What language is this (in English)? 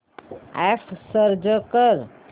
Marathi